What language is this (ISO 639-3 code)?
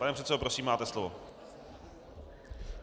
ces